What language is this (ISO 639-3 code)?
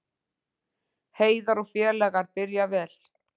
isl